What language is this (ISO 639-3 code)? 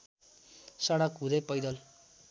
nep